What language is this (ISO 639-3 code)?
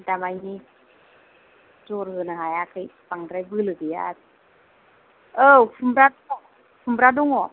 brx